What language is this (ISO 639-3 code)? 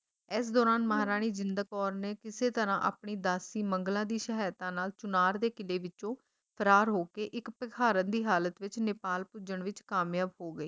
pan